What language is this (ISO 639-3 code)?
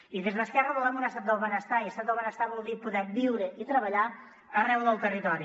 cat